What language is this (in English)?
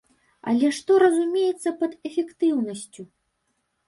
Belarusian